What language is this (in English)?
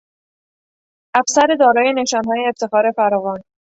Persian